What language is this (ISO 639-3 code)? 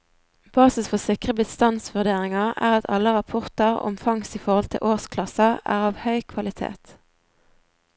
nor